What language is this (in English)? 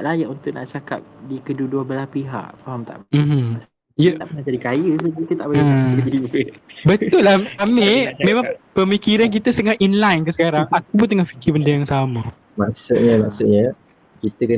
Malay